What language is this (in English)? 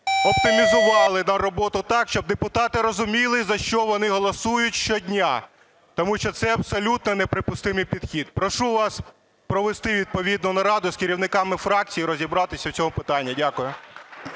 Ukrainian